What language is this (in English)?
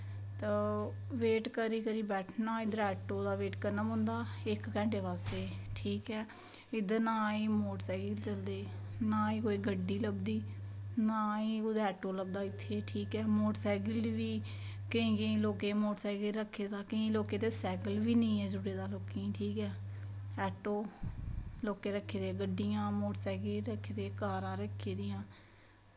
Dogri